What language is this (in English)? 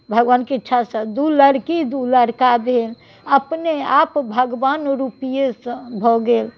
Maithili